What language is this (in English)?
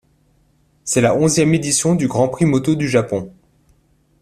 French